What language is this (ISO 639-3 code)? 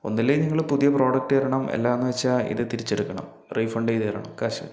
mal